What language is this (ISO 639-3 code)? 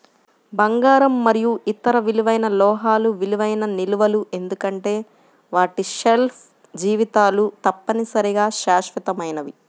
tel